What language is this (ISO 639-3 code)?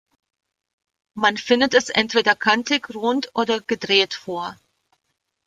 deu